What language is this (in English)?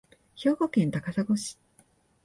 Japanese